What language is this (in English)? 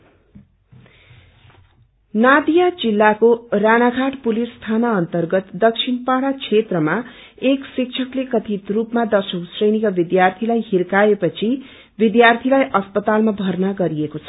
Nepali